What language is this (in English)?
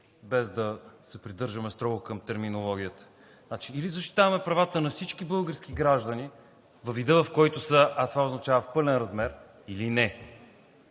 Bulgarian